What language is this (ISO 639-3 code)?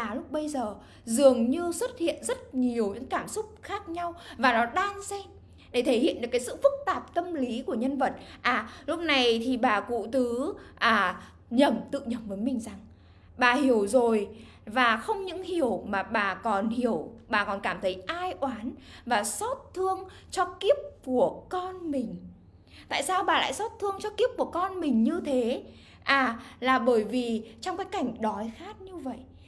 vie